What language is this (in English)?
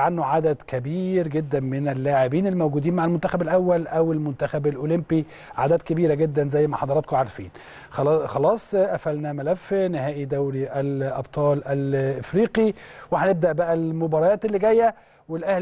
Arabic